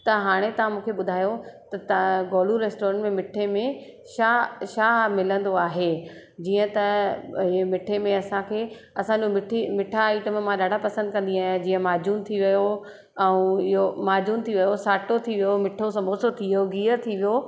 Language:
Sindhi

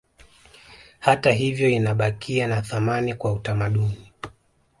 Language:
Swahili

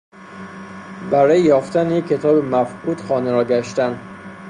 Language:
Persian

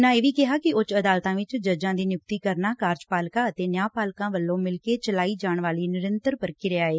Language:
Punjabi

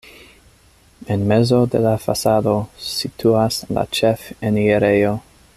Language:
Esperanto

